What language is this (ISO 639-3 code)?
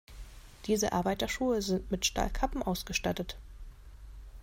deu